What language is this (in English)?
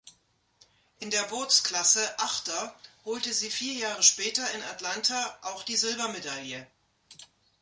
German